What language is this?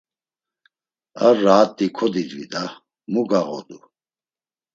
Laz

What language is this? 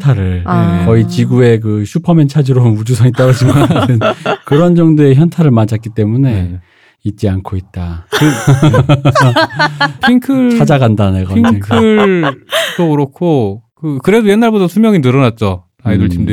Korean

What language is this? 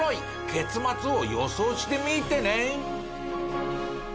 Japanese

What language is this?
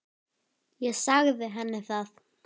Icelandic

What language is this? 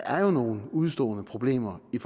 Danish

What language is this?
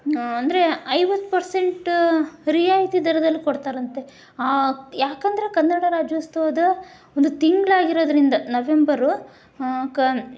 Kannada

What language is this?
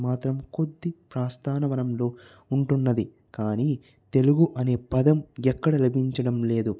Telugu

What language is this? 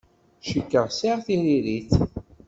Kabyle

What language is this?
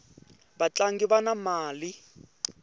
Tsonga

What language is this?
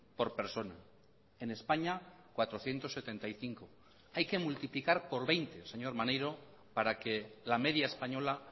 Spanish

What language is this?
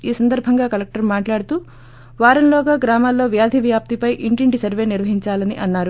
Telugu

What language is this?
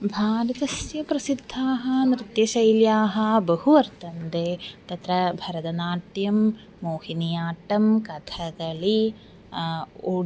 Sanskrit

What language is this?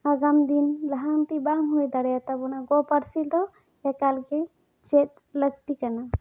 Santali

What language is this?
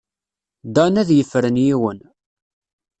Kabyle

